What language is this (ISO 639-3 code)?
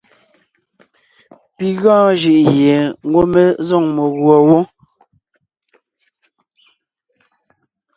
nnh